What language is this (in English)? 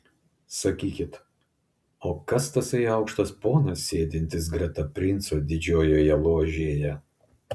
Lithuanian